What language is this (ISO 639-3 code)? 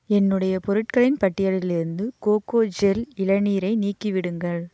tam